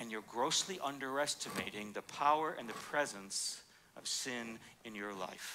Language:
English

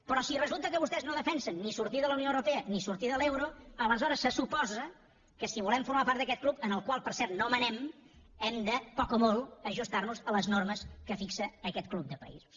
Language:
Catalan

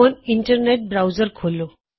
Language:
Punjabi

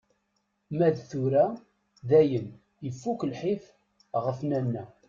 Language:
Kabyle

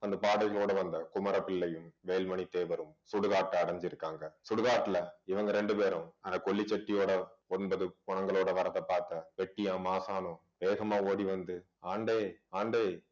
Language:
Tamil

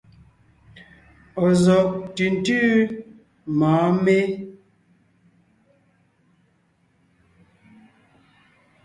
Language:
Ngiemboon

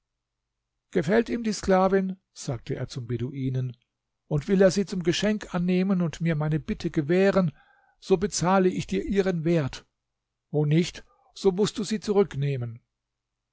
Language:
German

